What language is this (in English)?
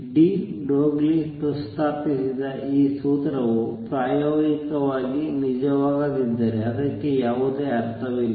Kannada